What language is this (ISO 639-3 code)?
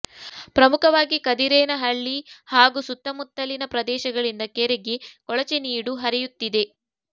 kan